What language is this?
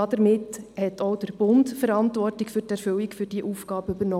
Swiss German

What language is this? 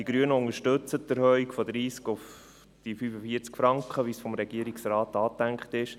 Swiss German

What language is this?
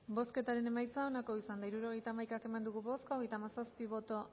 Basque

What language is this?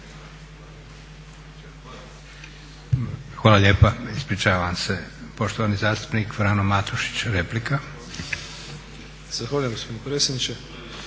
Croatian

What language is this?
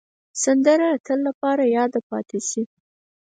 Pashto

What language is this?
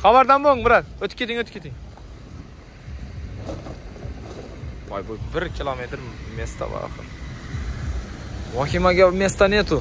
Turkish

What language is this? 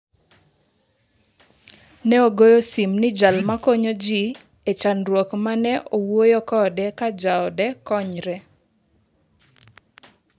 Luo (Kenya and Tanzania)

